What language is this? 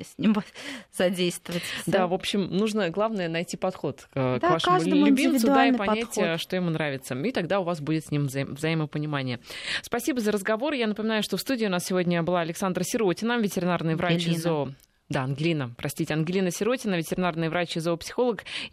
Russian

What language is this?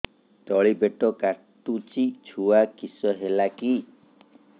Odia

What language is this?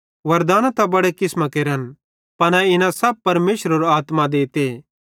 Bhadrawahi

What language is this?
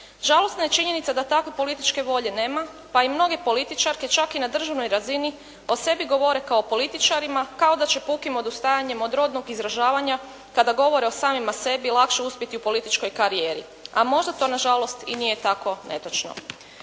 Croatian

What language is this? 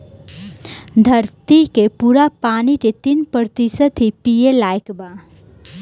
Bhojpuri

